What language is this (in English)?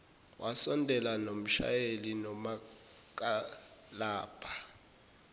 Zulu